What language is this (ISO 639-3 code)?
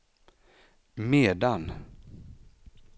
swe